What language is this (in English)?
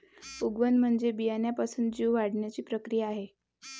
Marathi